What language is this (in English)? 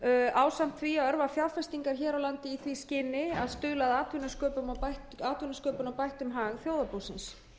Icelandic